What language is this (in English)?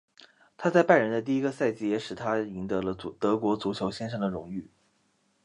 Chinese